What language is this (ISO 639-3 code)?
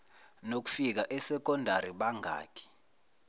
zul